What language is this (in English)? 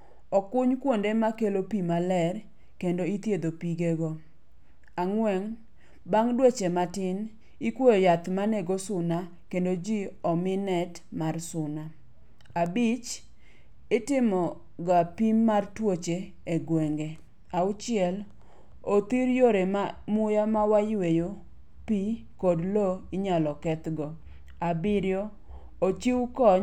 Luo (Kenya and Tanzania)